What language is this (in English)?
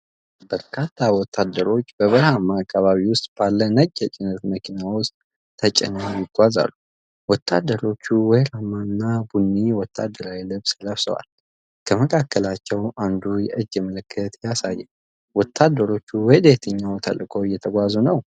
Amharic